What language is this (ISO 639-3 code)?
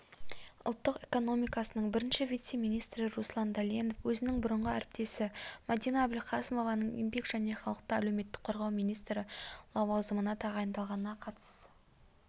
kaz